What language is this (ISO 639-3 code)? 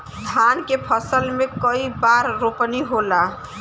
bho